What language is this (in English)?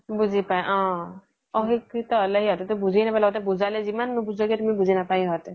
Assamese